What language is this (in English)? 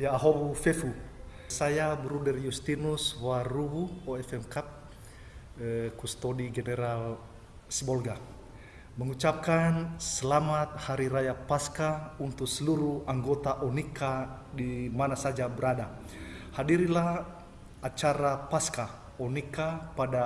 Indonesian